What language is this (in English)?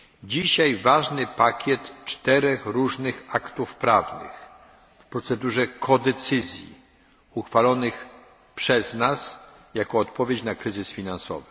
Polish